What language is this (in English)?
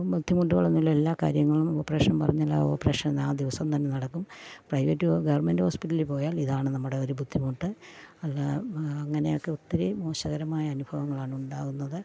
Malayalam